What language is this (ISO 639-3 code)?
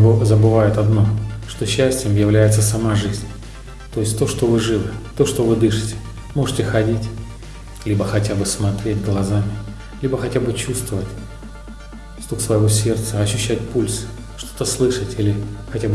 rus